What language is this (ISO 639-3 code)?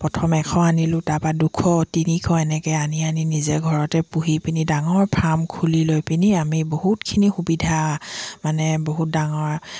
asm